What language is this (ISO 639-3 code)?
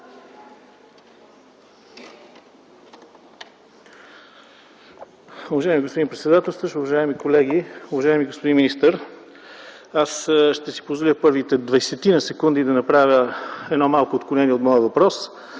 bul